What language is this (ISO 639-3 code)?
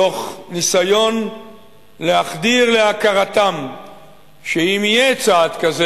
heb